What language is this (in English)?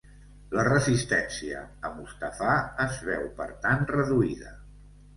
Catalan